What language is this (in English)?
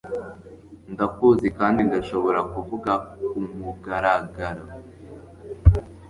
Kinyarwanda